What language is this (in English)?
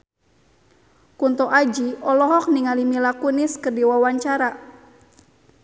Sundanese